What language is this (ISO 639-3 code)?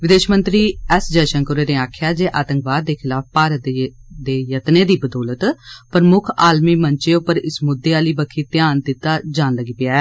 doi